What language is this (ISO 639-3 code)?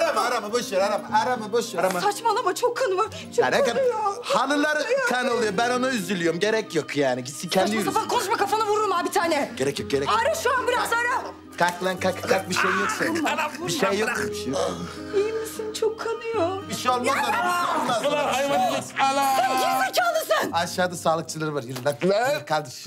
tur